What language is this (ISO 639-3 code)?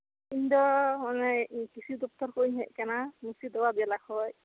sat